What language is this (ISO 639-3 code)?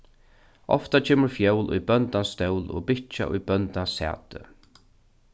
fao